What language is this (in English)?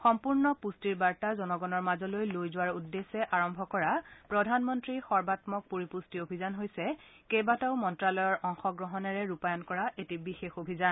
Assamese